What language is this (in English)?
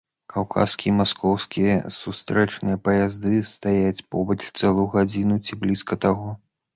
Belarusian